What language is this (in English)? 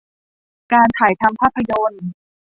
Thai